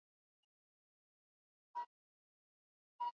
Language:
Swahili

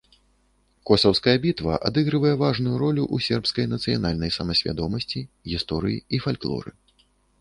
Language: Belarusian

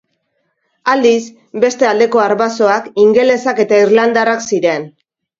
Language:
Basque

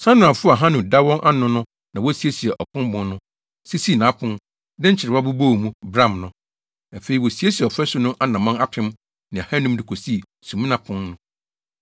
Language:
Akan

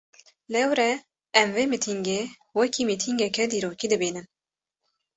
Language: Kurdish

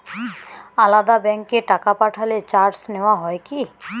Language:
Bangla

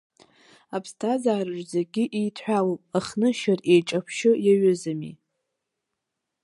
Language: Abkhazian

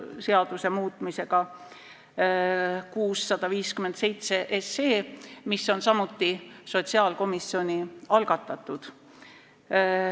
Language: Estonian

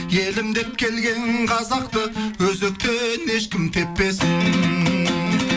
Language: Kazakh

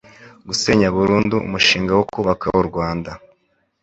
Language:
Kinyarwanda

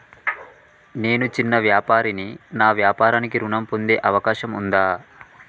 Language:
Telugu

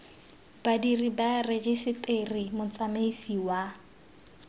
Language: Tswana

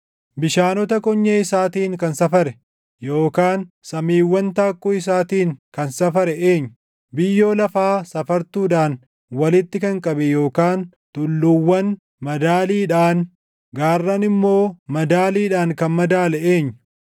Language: Oromo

